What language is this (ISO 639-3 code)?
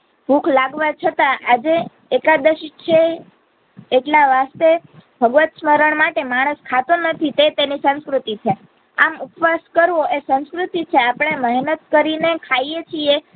guj